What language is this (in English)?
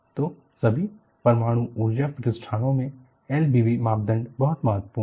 Hindi